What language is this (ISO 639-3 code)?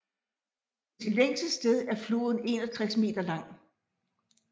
dan